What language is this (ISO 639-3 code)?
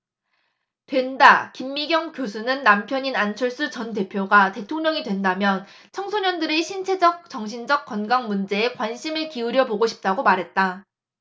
kor